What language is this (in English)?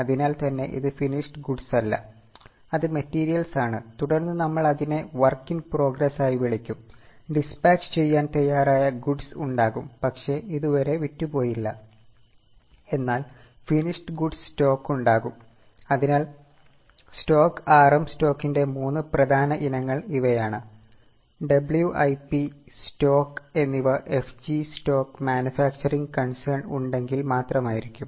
Malayalam